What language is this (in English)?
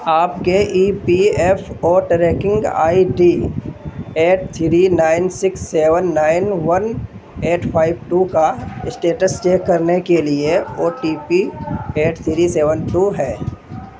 Urdu